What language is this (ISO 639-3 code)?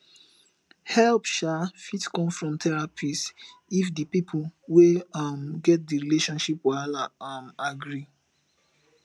pcm